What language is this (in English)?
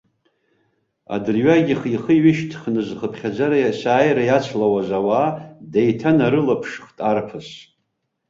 Abkhazian